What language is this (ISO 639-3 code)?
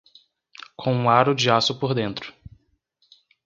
por